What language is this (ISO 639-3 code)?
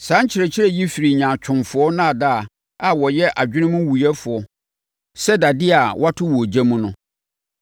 aka